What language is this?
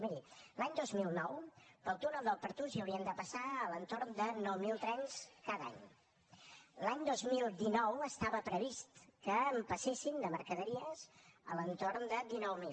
Catalan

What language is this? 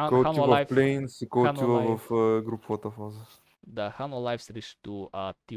Bulgarian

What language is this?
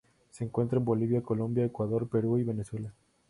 Spanish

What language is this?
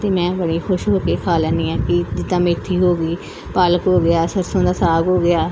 Punjabi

